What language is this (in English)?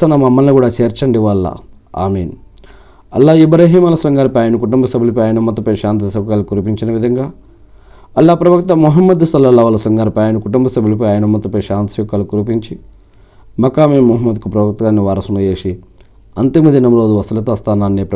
Telugu